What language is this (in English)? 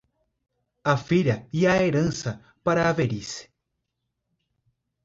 Portuguese